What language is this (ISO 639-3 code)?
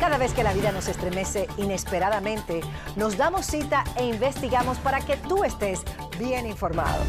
spa